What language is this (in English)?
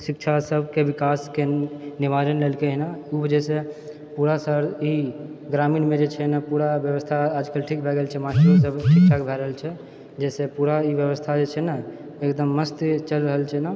Maithili